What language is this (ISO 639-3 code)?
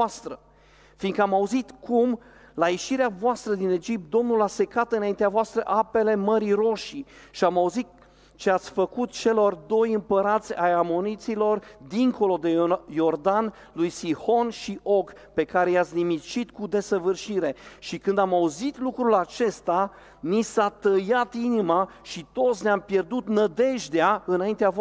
ron